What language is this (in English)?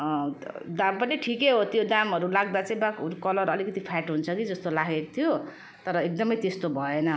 Nepali